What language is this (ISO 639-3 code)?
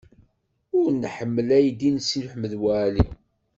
kab